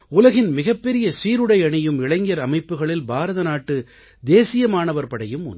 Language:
Tamil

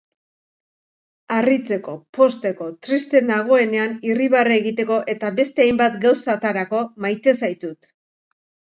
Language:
Basque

